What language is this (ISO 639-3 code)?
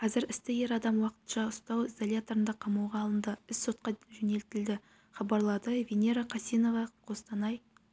kaz